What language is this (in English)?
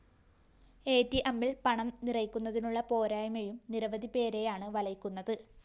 Malayalam